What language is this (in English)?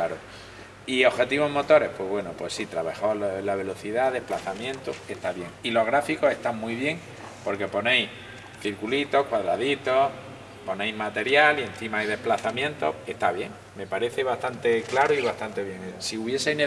Spanish